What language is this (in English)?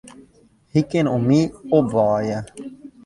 Western Frisian